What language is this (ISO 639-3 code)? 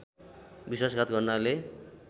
nep